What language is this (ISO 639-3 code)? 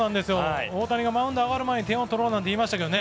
jpn